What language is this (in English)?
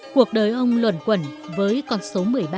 Vietnamese